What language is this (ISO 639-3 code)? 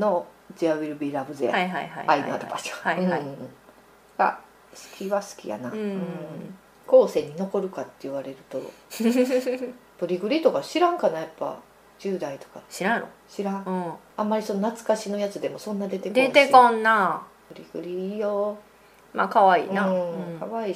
jpn